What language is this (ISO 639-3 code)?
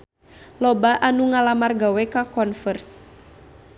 sun